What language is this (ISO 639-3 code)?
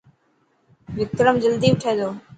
mki